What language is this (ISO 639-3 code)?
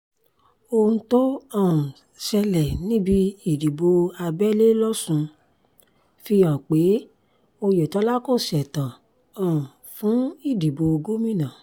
yor